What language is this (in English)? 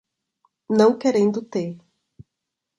Portuguese